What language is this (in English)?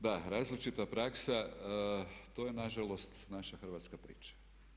Croatian